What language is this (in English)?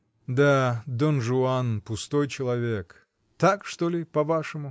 Russian